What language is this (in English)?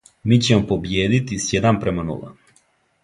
Serbian